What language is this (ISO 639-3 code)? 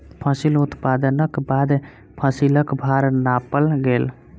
mai